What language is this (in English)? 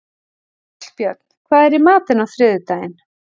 Icelandic